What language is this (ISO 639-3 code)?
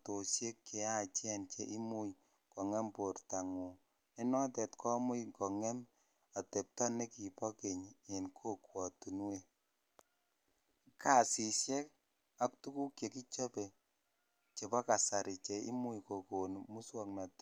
kln